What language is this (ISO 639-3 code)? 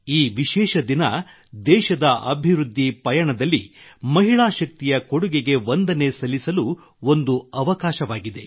kan